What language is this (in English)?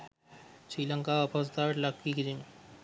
Sinhala